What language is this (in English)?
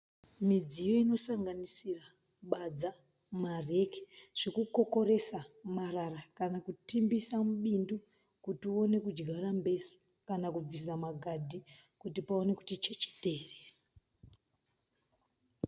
Shona